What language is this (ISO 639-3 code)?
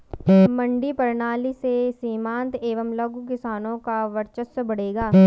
hin